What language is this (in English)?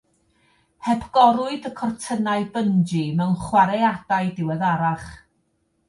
Welsh